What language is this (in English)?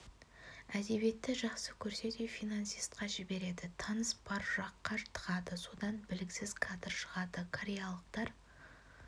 Kazakh